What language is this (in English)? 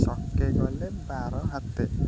Odia